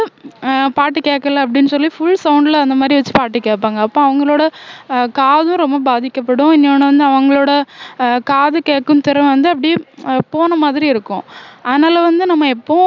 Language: Tamil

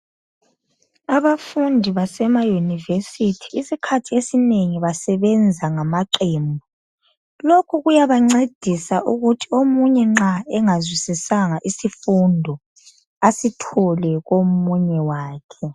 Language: North Ndebele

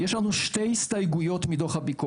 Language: Hebrew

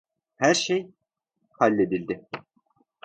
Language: Turkish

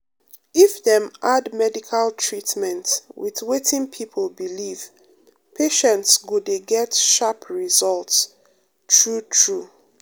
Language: Nigerian Pidgin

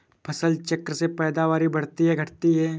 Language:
Hindi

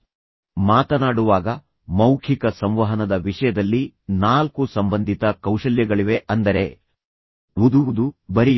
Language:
Kannada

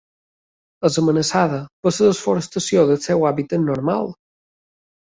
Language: Catalan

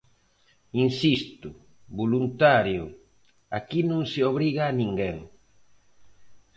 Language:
Galician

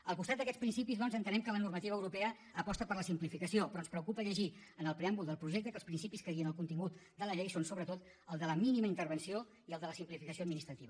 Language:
Catalan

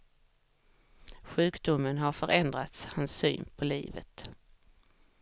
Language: Swedish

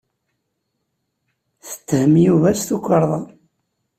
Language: Kabyle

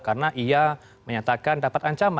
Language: Indonesian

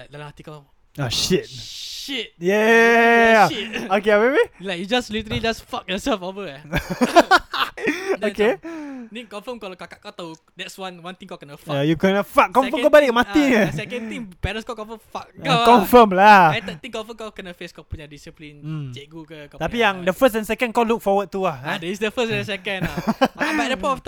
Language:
Malay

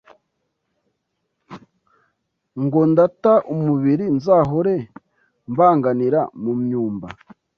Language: Kinyarwanda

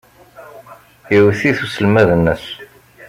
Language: Kabyle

